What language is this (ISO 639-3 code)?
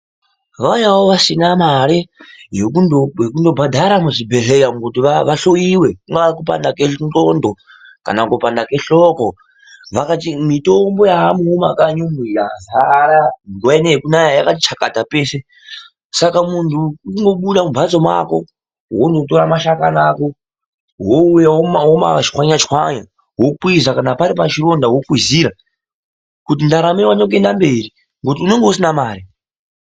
ndc